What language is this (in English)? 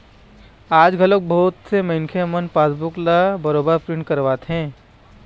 Chhattisgarhi